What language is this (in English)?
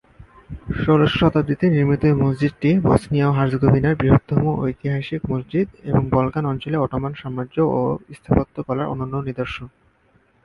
Bangla